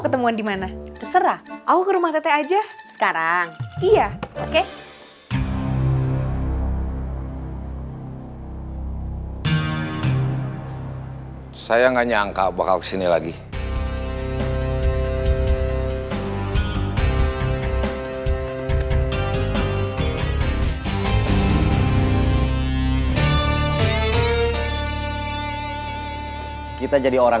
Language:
Indonesian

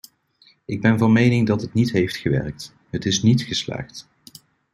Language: Dutch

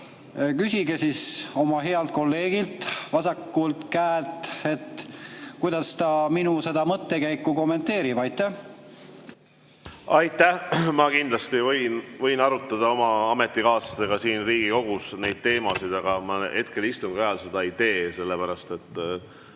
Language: Estonian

